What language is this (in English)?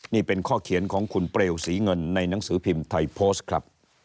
Thai